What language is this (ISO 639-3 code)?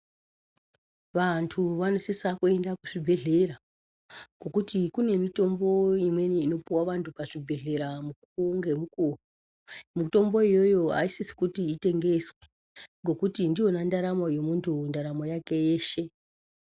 ndc